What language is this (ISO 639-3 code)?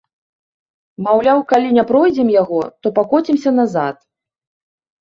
bel